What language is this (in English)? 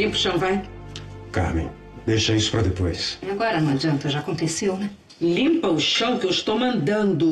Portuguese